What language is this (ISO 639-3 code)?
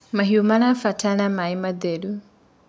kik